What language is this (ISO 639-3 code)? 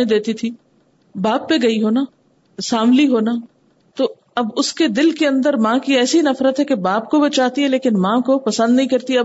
urd